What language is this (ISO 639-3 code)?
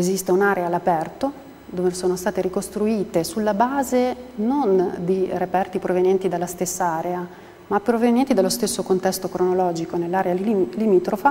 ita